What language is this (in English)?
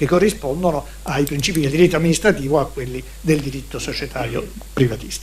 Italian